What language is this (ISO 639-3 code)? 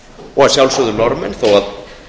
isl